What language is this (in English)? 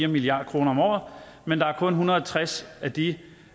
Danish